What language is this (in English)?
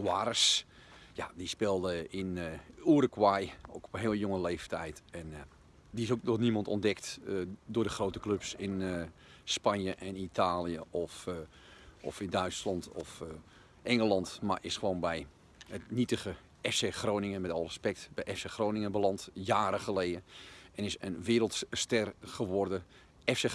Dutch